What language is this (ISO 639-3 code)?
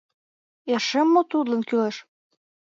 chm